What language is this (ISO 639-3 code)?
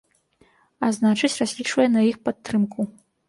bel